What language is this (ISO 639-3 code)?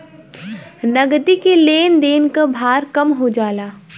bho